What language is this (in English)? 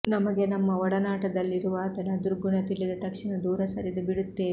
Kannada